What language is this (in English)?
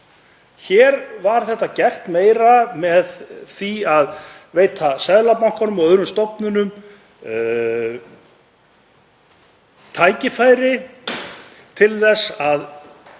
Icelandic